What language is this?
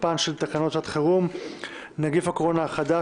Hebrew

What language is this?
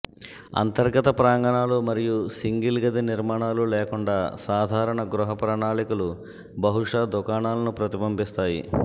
Telugu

